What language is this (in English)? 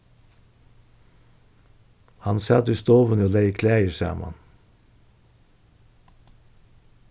Faroese